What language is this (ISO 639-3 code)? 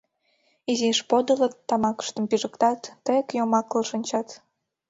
chm